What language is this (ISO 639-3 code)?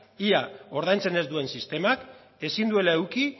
eus